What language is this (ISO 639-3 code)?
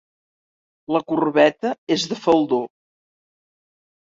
cat